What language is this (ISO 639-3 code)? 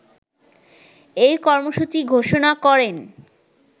ben